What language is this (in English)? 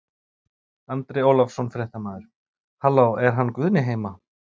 Icelandic